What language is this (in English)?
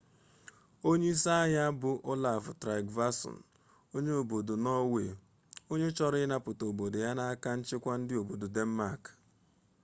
Igbo